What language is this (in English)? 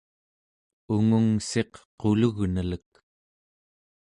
Central Yupik